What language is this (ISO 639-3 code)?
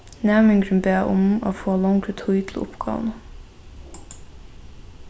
fao